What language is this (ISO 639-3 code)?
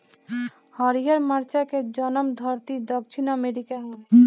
bho